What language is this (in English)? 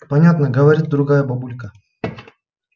Russian